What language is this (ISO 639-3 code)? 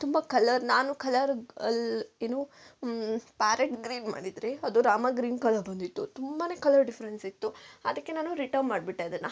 kan